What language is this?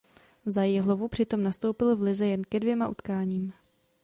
Czech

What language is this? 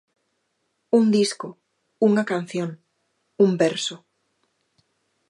Galician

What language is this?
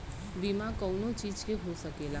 Bhojpuri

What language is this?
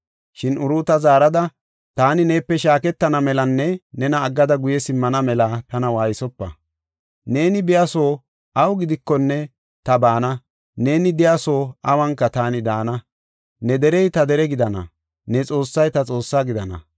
Gofa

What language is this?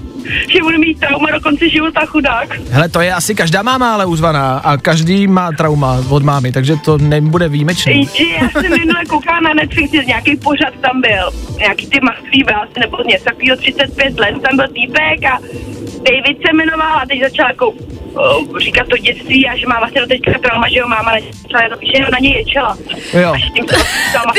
Czech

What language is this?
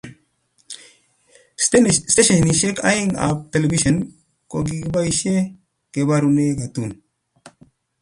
Kalenjin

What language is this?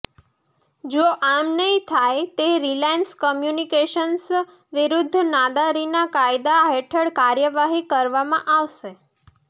Gujarati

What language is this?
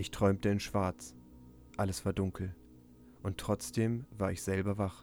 German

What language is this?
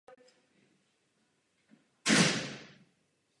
Czech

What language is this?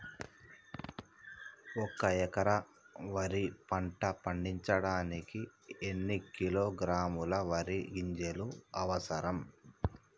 Telugu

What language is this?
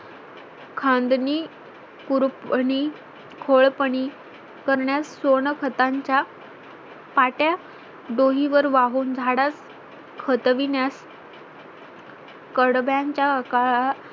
Marathi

